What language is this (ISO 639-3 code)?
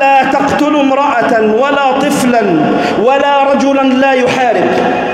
ara